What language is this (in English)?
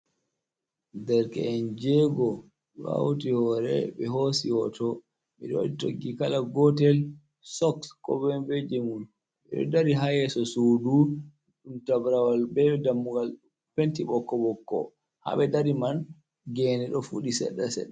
Fula